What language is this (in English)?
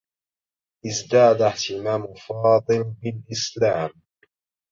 Arabic